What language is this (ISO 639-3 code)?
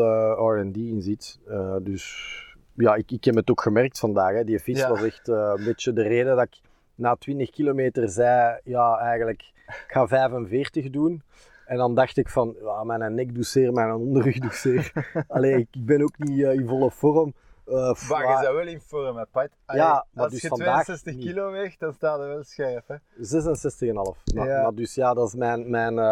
nld